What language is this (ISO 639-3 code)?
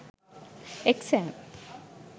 sin